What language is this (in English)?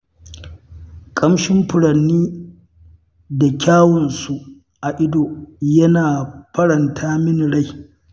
Hausa